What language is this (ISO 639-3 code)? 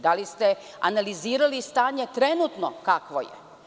srp